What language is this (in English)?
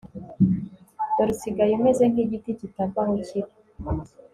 Kinyarwanda